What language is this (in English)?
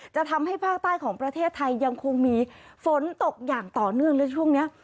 Thai